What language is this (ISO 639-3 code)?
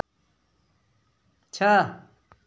hin